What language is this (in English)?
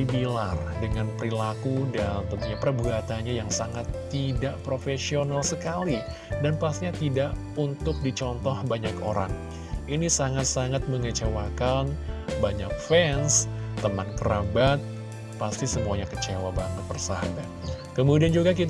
Indonesian